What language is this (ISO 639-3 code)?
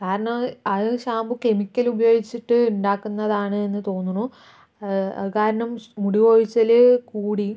mal